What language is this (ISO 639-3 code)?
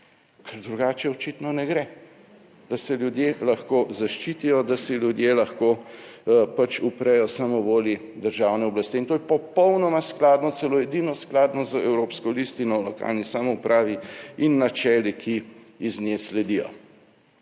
slv